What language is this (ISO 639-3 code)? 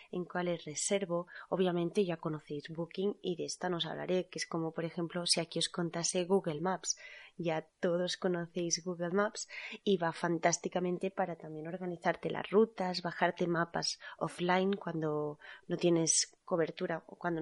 spa